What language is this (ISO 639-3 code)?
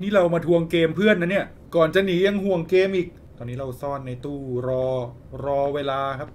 tha